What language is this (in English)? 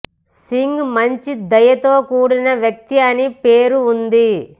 Telugu